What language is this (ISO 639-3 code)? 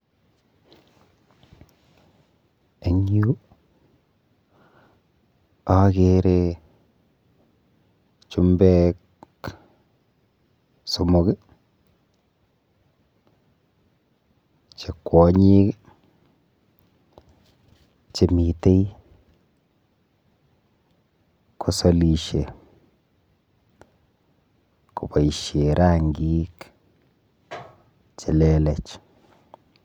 kln